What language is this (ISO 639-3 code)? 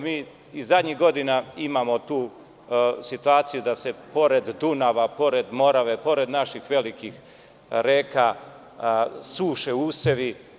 srp